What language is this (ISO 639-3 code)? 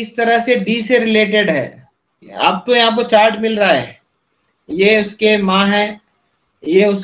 hin